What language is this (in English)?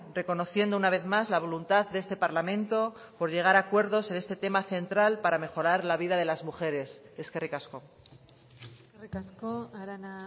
Spanish